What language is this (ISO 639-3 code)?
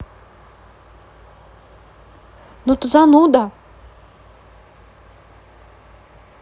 rus